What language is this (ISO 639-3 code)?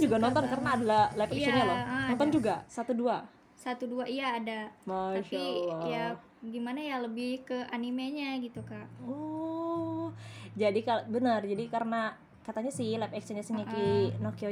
ind